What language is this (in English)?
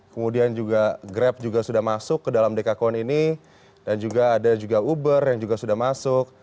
Indonesian